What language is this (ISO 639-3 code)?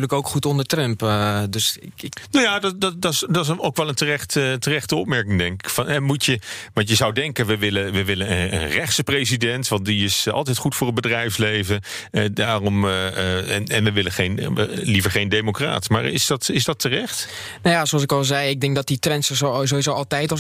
nld